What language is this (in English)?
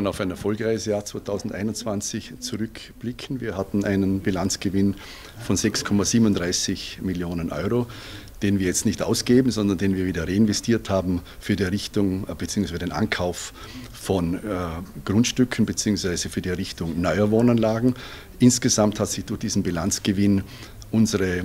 German